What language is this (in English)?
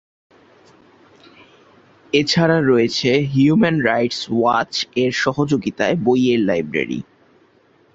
Bangla